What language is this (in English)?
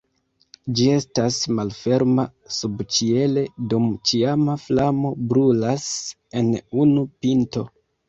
Esperanto